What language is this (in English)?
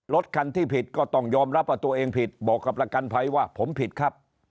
Thai